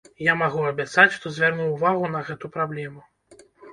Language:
Belarusian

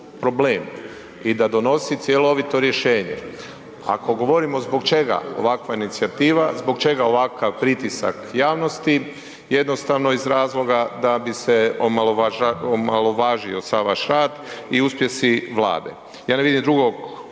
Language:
Croatian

